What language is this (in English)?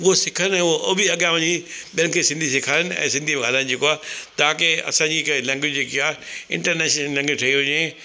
Sindhi